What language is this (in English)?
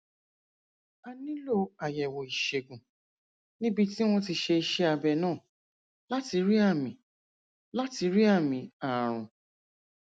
Yoruba